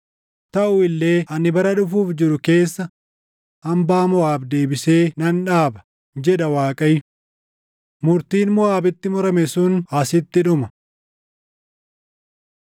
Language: Oromo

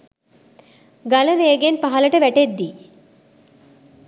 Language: Sinhala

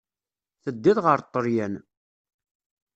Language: Kabyle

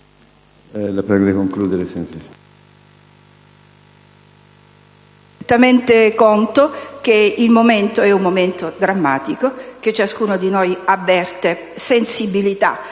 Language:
Italian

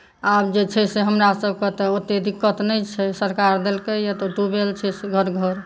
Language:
Maithili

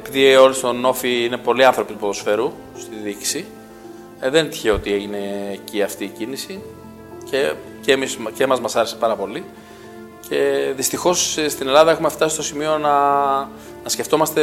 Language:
Greek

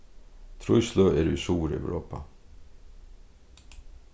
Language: Faroese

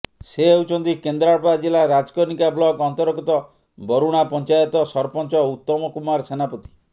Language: Odia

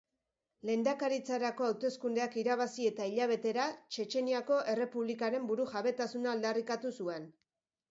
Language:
Basque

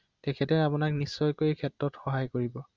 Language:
Assamese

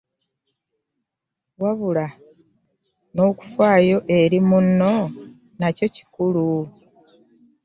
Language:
Ganda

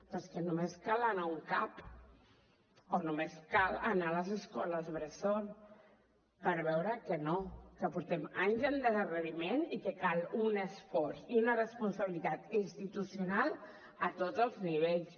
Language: Catalan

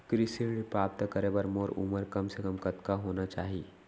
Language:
Chhattisgarhi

